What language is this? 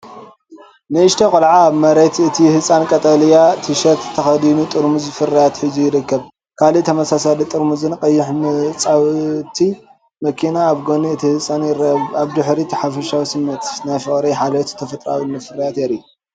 Tigrinya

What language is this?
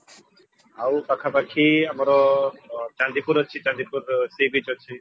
Odia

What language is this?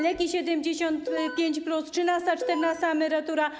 Polish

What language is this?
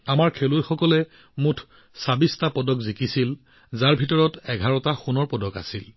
Assamese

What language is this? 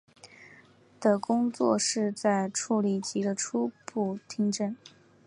Chinese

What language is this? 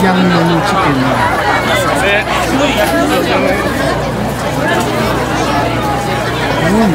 Filipino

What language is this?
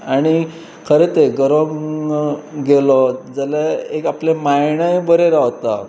Konkani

